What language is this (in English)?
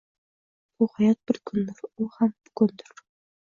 Uzbek